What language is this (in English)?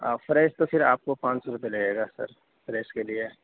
Urdu